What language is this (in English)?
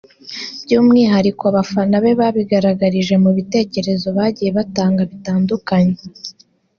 Kinyarwanda